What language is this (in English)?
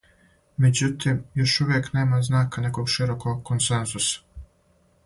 Serbian